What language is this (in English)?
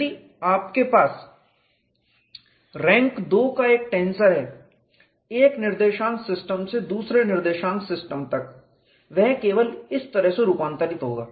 Hindi